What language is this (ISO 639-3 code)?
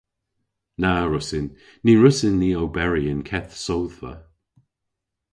cor